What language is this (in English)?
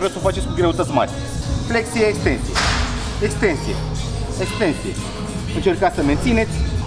Romanian